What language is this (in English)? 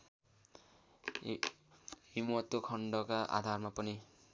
Nepali